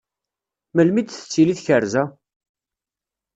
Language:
Kabyle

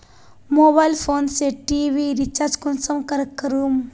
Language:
Magahi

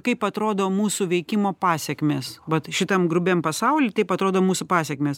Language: Lithuanian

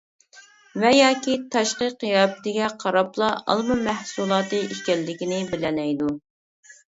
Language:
Uyghur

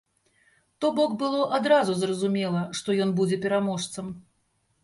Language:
Belarusian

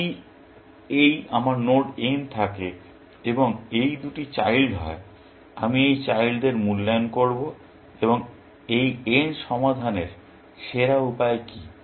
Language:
Bangla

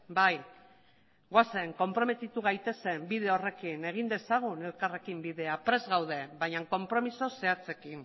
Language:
Basque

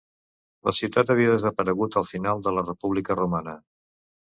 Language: Catalan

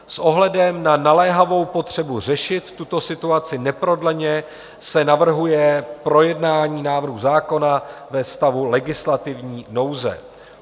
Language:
Czech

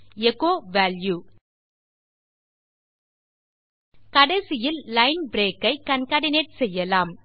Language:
Tamil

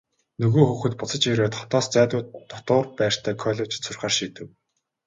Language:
Mongolian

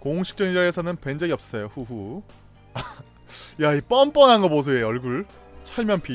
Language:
Korean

